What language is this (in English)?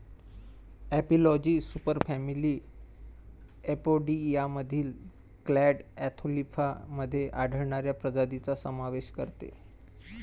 Marathi